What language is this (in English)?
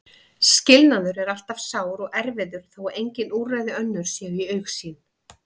Icelandic